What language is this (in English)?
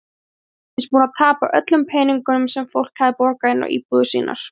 Icelandic